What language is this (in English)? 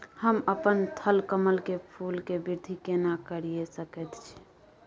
Maithili